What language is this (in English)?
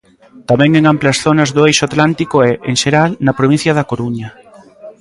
Galician